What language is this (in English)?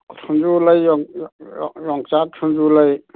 Manipuri